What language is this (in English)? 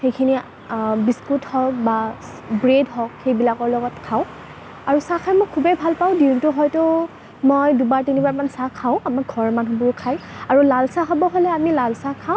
Assamese